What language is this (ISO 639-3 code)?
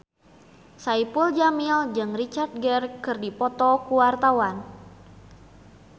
sun